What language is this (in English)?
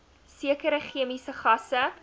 Afrikaans